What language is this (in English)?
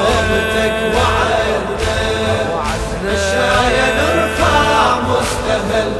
Arabic